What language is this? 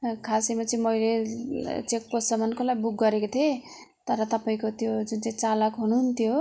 Nepali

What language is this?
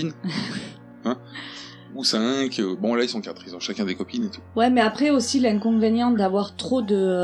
French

